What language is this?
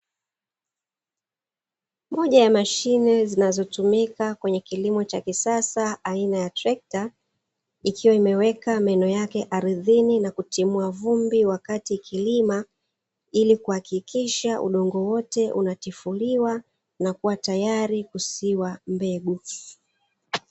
Swahili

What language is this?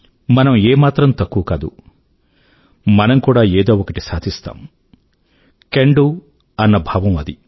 Telugu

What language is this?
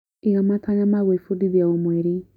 Kikuyu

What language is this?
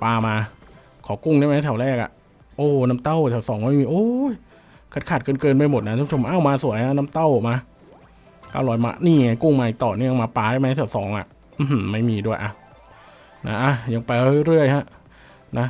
Thai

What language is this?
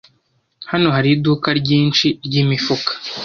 Kinyarwanda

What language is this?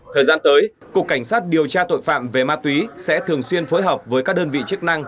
Vietnamese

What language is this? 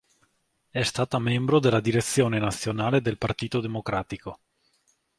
Italian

